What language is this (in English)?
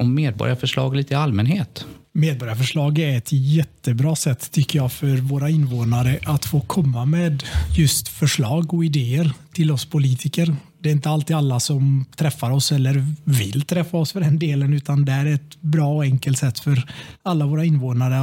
Swedish